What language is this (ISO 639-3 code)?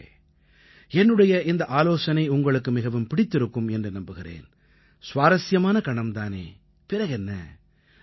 tam